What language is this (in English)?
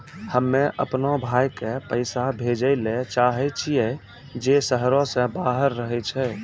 Maithili